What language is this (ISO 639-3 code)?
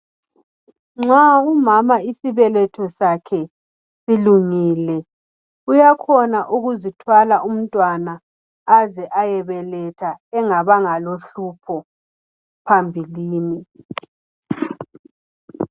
nde